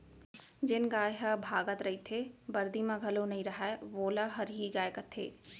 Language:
Chhattisgarhi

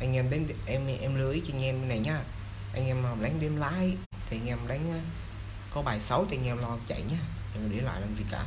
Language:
Vietnamese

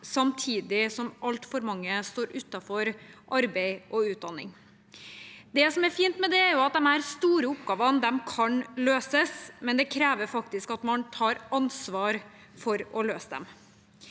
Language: Norwegian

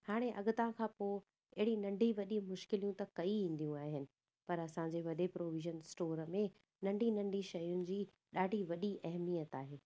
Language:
Sindhi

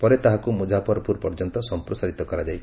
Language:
Odia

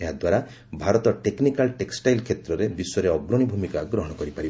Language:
Odia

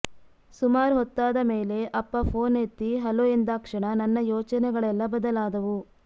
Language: Kannada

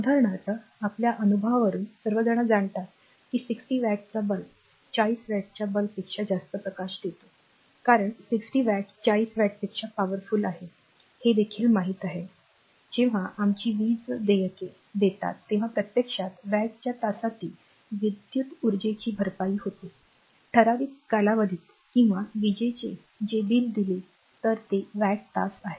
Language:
Marathi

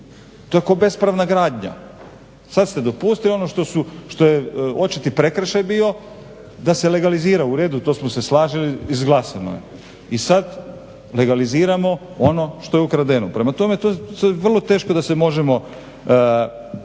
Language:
Croatian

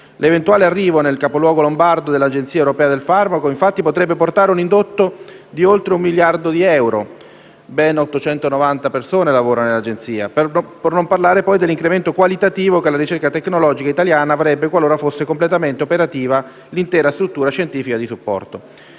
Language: Italian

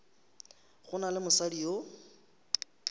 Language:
Northern Sotho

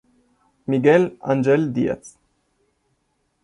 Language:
Italian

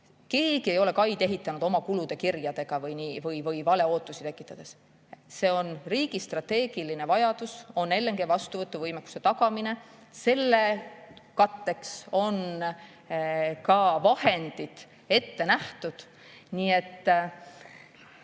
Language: Estonian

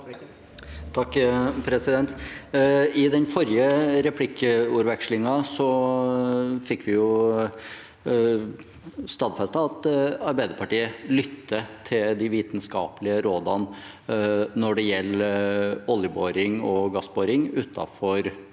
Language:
Norwegian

